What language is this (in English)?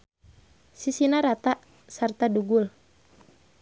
Sundanese